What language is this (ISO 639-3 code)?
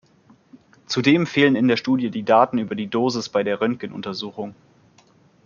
deu